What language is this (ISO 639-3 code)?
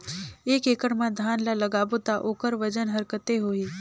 hne